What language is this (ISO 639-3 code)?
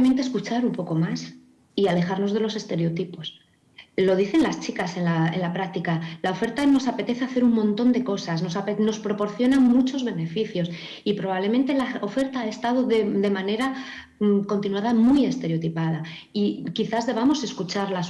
spa